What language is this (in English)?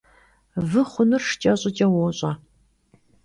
Kabardian